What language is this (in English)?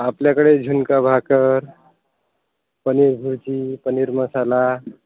Marathi